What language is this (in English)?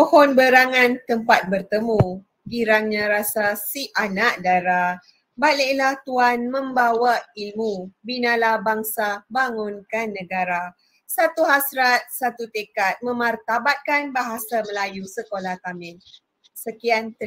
Malay